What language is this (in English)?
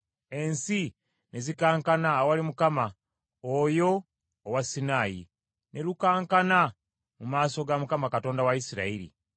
Ganda